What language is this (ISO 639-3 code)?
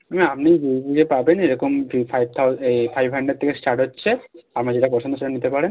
ben